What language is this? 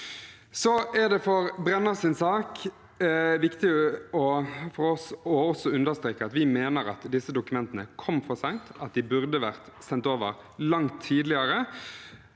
Norwegian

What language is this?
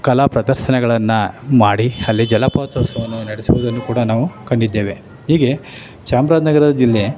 Kannada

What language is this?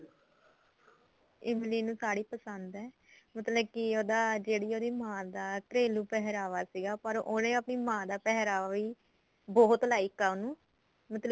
Punjabi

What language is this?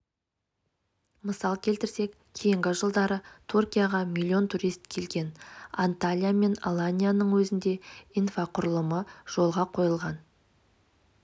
Kazakh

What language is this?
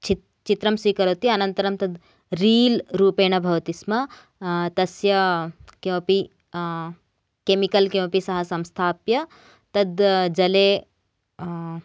Sanskrit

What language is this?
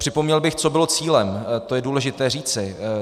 Czech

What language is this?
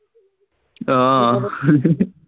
Assamese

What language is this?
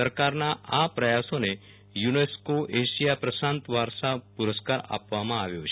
Gujarati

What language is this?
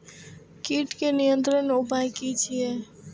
Maithili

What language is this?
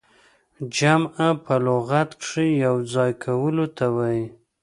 Pashto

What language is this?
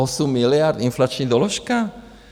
Czech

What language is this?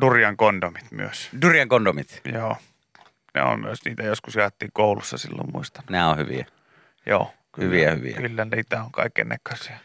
Finnish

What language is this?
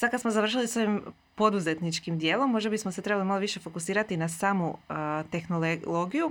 Croatian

